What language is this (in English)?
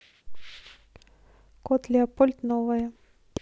Russian